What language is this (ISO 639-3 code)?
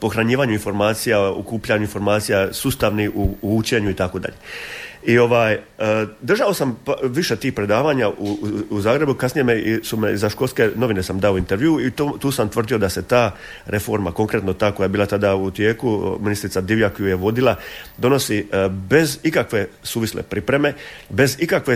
hrv